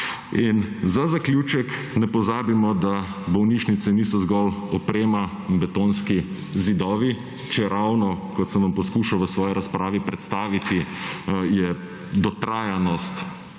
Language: Slovenian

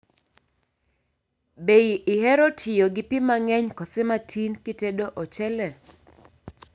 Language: Luo (Kenya and Tanzania)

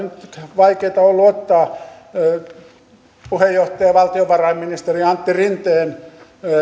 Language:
Finnish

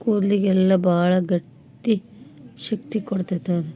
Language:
Kannada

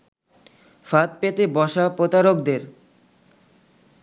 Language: Bangla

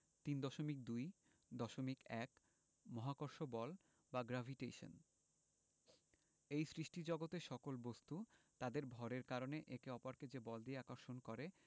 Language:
Bangla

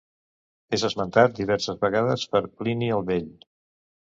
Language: Catalan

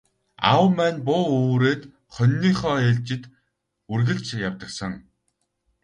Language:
Mongolian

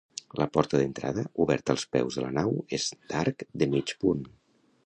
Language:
Catalan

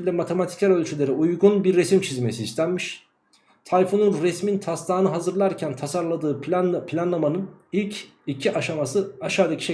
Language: Turkish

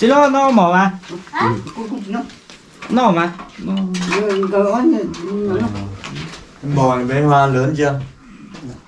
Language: Vietnamese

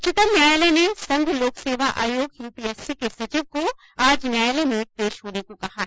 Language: Hindi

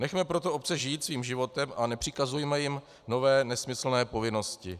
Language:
Czech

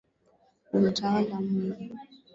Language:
Swahili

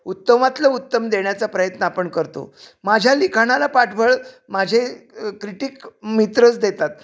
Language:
Marathi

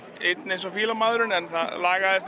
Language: Icelandic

